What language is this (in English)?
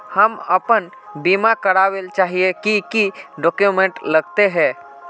Magahi